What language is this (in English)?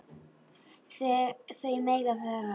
Icelandic